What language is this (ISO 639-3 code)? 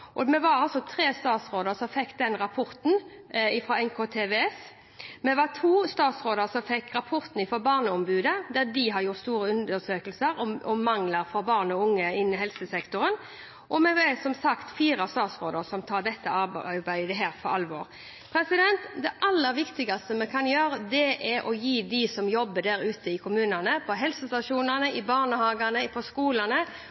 nob